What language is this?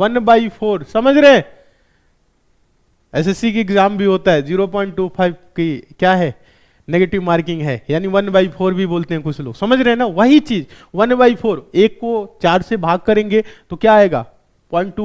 Hindi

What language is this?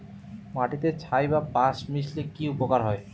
Bangla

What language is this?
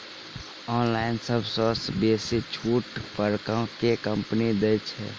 Maithili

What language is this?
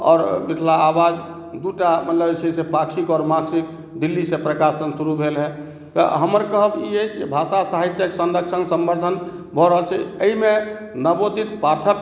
Maithili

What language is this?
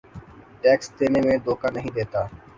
Urdu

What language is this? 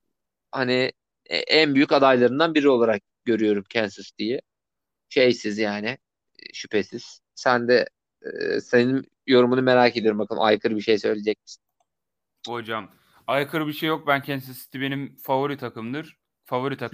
Turkish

